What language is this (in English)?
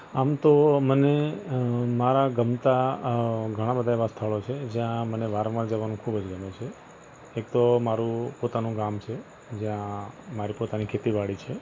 Gujarati